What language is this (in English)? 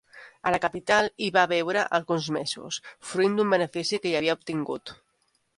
Catalan